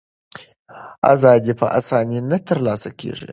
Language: Pashto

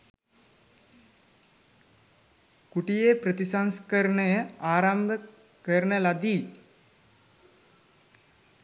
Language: Sinhala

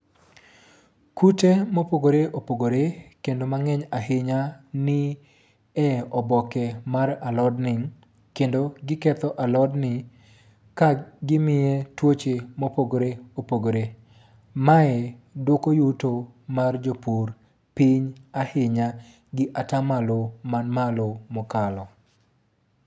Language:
Luo (Kenya and Tanzania)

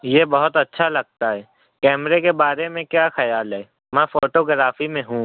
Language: Urdu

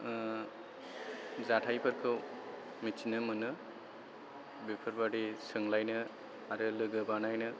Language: Bodo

